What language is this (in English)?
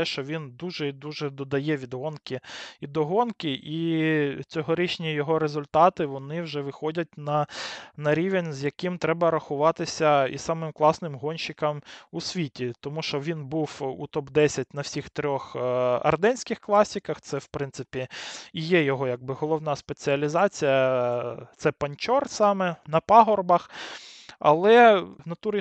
Ukrainian